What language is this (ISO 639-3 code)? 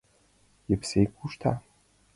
chm